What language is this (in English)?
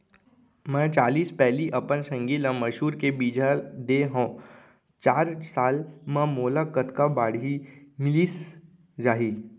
Chhattisgarhi